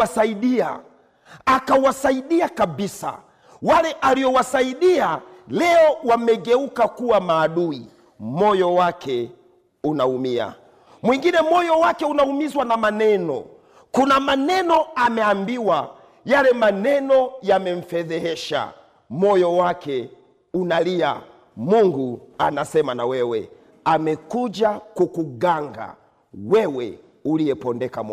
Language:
Swahili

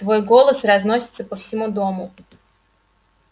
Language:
Russian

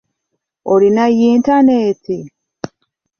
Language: Ganda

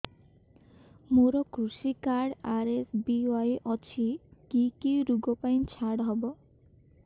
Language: Odia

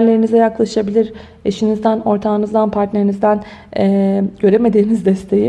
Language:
Turkish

